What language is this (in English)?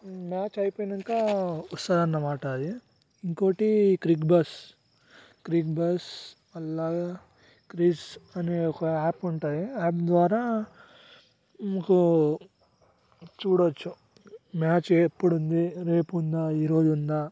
Telugu